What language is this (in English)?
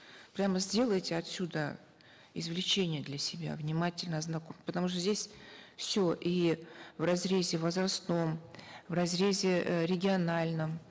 Kazakh